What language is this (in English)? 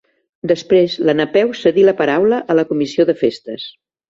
Catalan